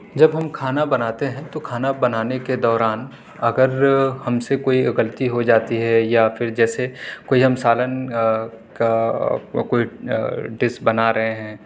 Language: Urdu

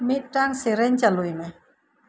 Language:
Santali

